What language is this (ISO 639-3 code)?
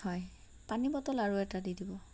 asm